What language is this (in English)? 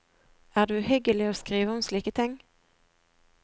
Norwegian